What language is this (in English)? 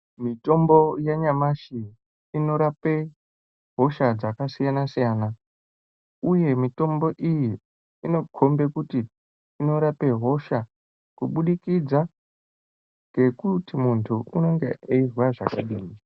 Ndau